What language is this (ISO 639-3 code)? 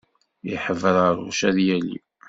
kab